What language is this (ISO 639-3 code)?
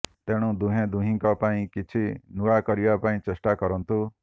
ori